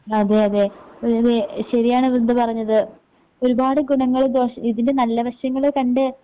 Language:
Malayalam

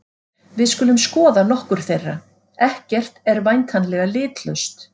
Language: Icelandic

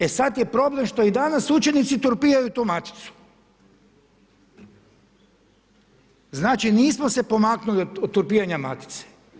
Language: Croatian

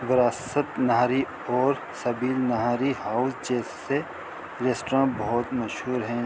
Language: Urdu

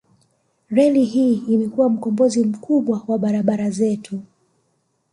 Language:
Swahili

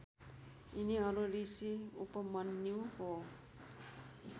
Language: Nepali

